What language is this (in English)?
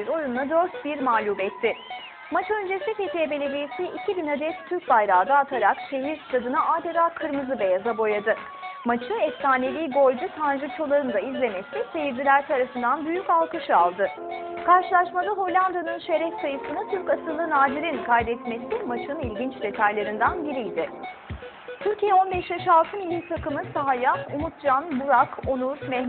Turkish